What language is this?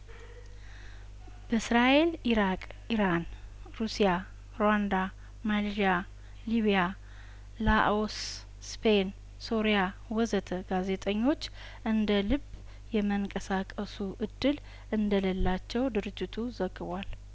Amharic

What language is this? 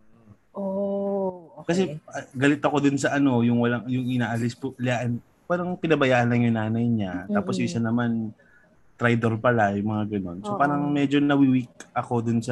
Filipino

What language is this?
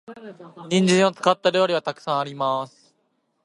Japanese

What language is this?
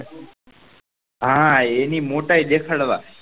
Gujarati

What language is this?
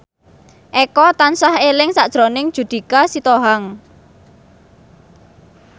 Javanese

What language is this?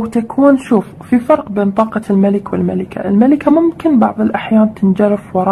Arabic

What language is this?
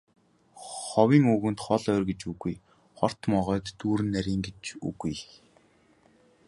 Mongolian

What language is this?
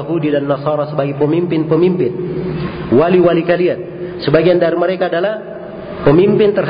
Indonesian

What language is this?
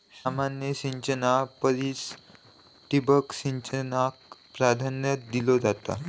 Marathi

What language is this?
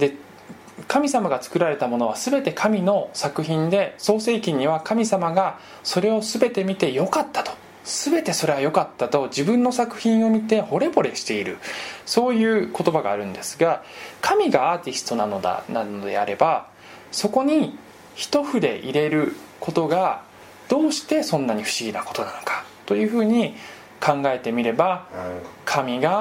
Japanese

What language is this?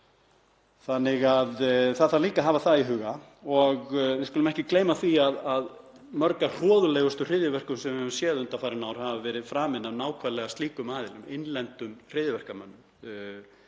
Icelandic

